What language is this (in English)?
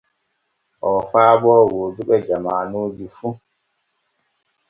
Borgu Fulfulde